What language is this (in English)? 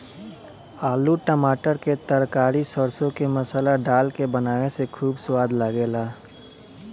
Bhojpuri